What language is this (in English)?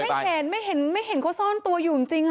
Thai